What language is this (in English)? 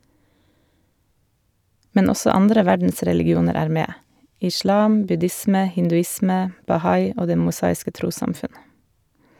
Norwegian